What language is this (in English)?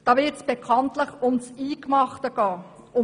Swiss German